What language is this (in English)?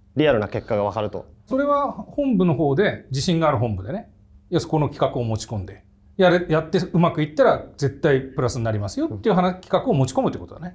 Japanese